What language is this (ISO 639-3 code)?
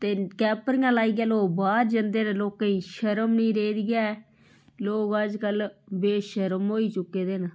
doi